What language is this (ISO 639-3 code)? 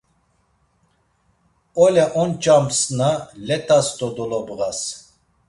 lzz